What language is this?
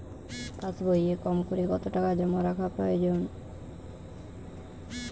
Bangla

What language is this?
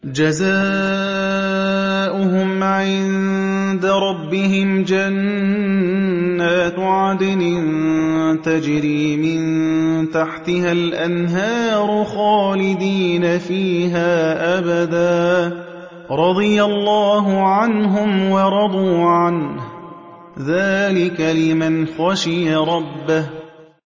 Arabic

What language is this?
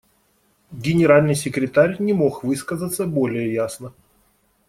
Russian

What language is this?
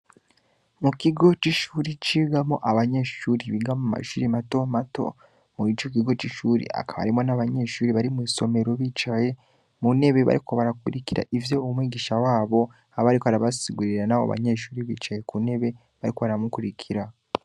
Rundi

